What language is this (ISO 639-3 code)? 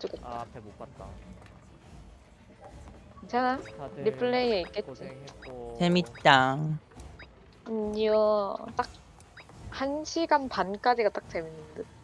kor